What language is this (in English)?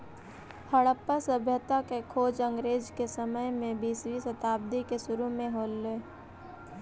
Magahi